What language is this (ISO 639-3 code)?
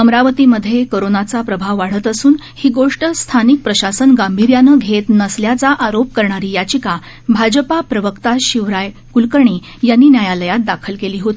mar